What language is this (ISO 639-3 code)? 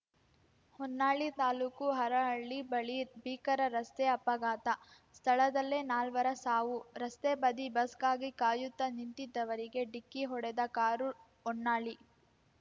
kan